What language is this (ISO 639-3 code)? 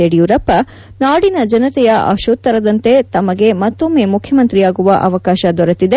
kan